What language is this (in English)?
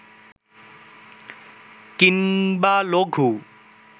Bangla